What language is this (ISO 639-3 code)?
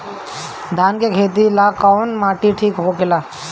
bho